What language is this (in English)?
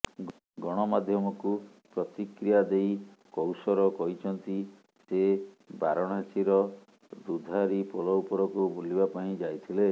Odia